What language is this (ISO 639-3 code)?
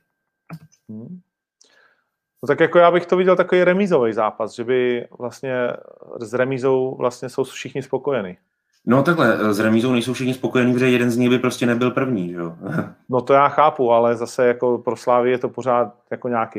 ces